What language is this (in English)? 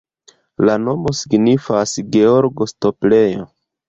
Esperanto